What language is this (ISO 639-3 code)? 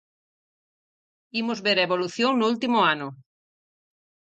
glg